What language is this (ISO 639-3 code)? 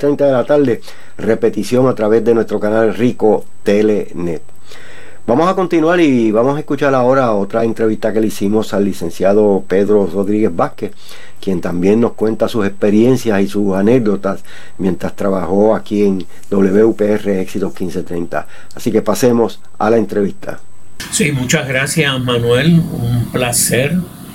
spa